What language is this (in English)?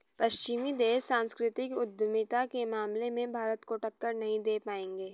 Hindi